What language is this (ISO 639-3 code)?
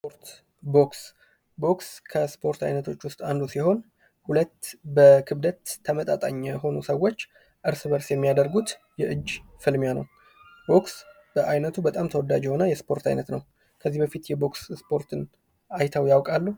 amh